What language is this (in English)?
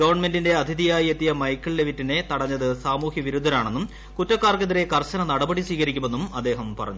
Malayalam